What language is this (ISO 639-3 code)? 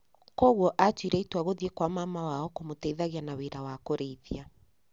kik